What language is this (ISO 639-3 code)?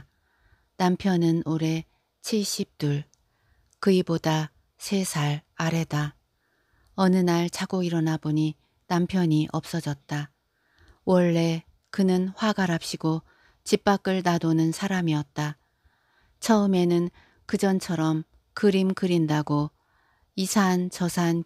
kor